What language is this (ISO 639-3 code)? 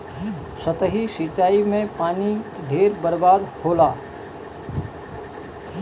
bho